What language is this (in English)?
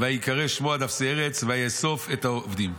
Hebrew